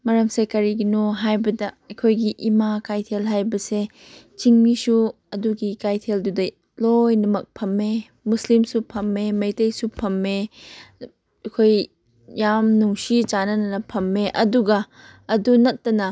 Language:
Manipuri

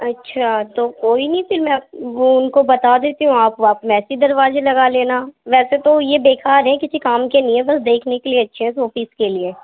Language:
Urdu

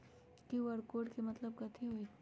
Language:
Magahi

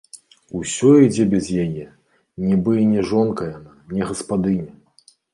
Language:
Belarusian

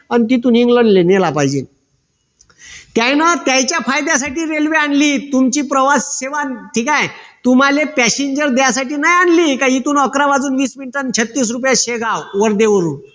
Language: Marathi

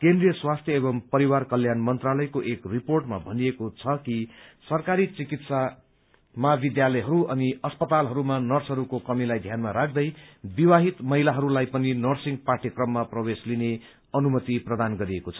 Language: Nepali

